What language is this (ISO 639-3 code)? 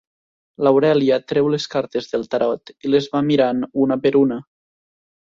cat